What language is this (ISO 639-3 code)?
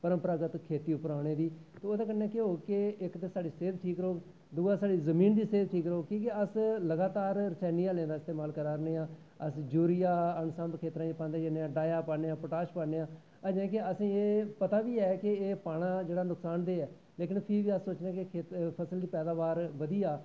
doi